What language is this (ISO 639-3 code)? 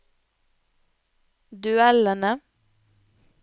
nor